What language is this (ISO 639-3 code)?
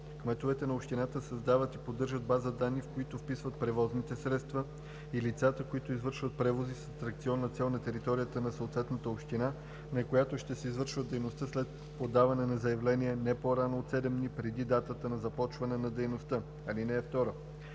bul